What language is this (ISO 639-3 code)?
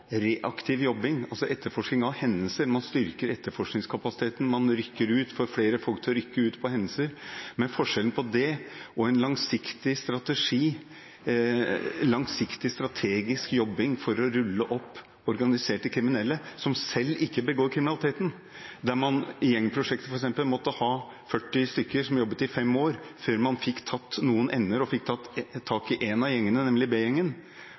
nob